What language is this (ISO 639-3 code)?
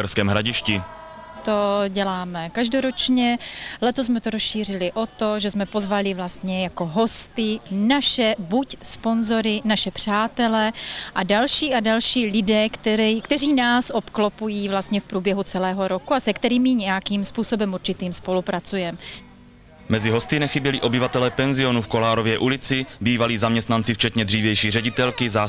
ces